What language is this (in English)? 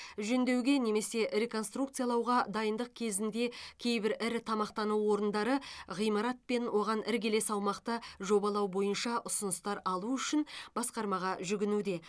Kazakh